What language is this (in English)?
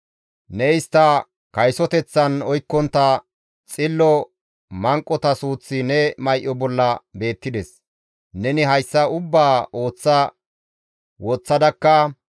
Gamo